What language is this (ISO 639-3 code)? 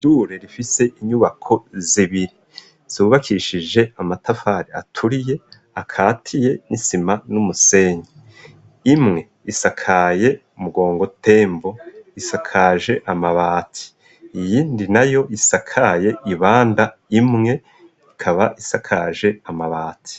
run